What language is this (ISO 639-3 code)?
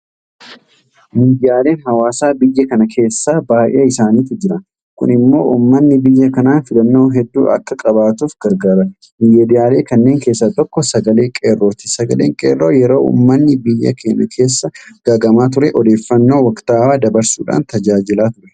orm